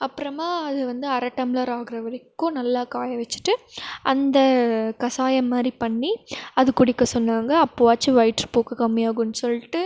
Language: Tamil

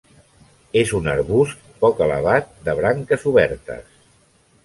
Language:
Catalan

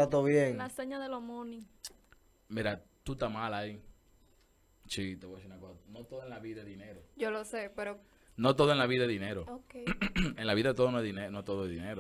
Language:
Spanish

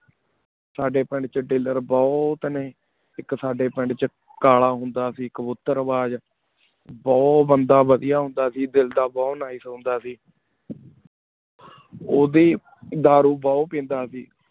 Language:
Punjabi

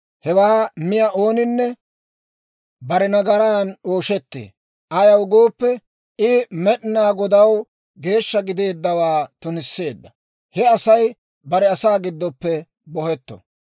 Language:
Dawro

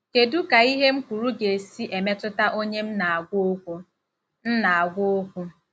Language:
Igbo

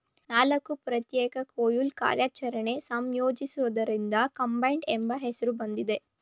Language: Kannada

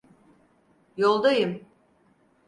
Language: Turkish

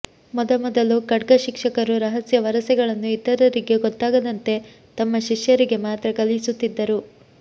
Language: Kannada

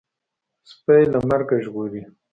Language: Pashto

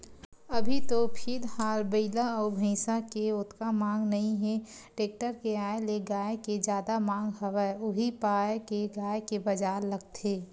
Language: Chhattisgarhi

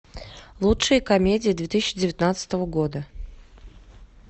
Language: Russian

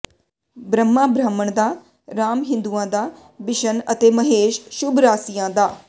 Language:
Punjabi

